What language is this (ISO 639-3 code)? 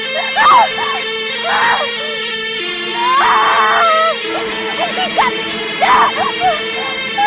ind